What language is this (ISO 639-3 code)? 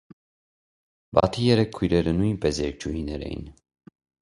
hye